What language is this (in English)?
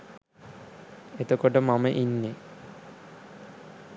Sinhala